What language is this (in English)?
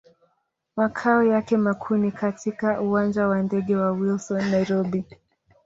Swahili